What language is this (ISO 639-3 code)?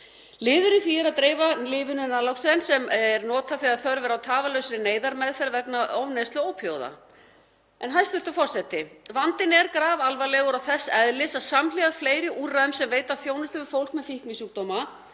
isl